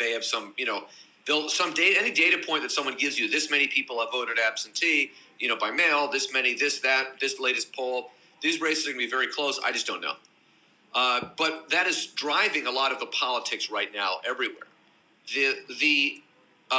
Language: English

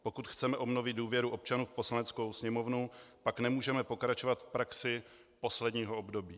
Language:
Czech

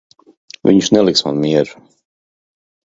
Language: Latvian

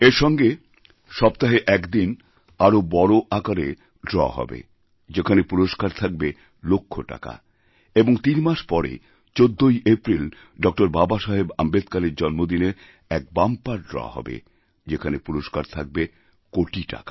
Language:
Bangla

